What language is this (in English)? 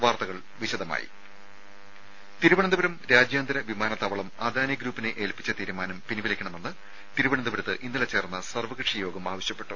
Malayalam